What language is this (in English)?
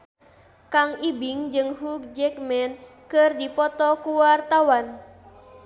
Sundanese